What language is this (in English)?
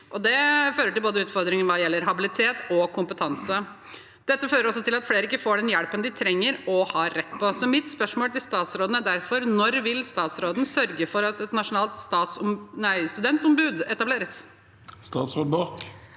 Norwegian